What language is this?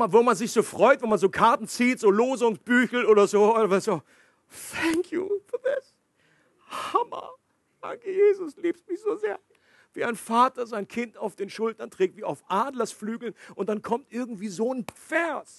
German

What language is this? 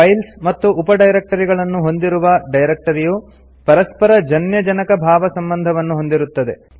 Kannada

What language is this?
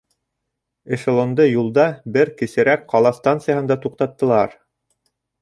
Bashkir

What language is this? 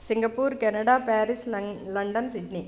Sanskrit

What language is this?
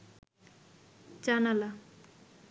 Bangla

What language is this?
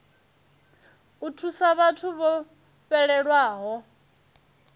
Venda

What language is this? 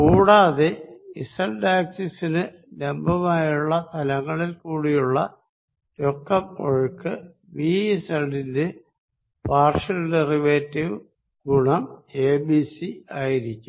Malayalam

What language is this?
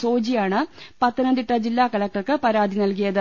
Malayalam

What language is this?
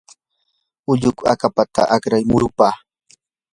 Yanahuanca Pasco Quechua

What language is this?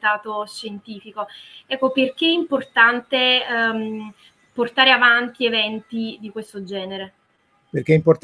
Italian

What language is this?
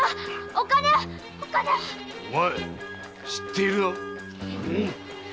Japanese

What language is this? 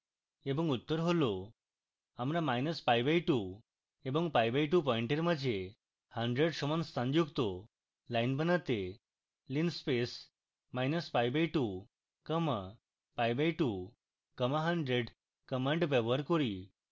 Bangla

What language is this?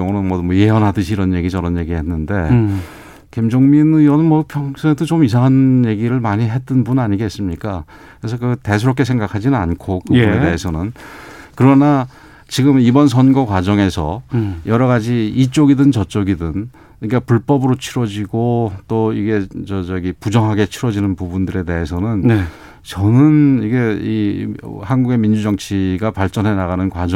Korean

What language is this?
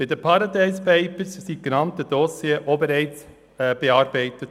Swiss German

